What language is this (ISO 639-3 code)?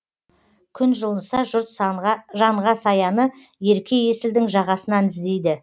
kaz